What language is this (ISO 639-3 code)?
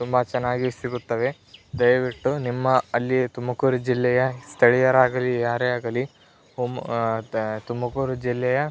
kan